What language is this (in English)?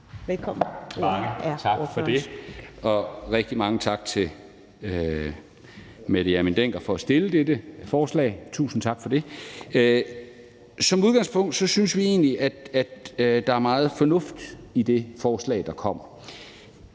Danish